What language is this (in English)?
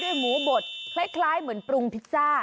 Thai